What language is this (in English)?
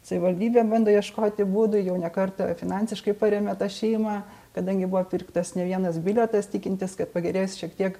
Lithuanian